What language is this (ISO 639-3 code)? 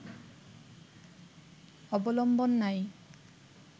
ben